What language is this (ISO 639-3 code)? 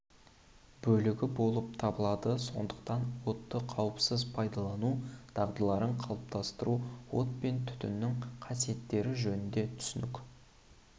kaz